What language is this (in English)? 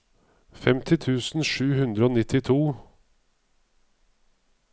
Norwegian